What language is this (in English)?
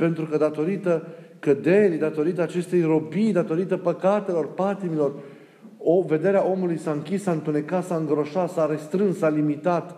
Romanian